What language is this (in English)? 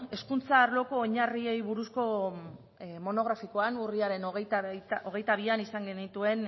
Basque